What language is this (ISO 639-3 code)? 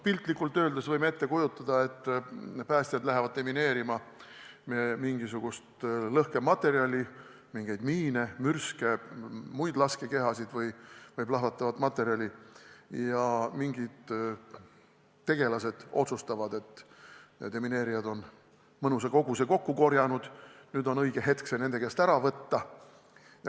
est